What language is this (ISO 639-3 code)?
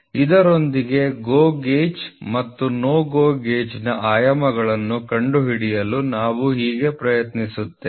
kan